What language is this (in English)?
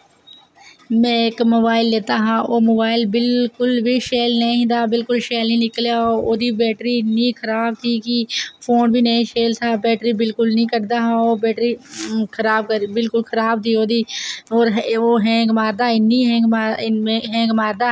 Dogri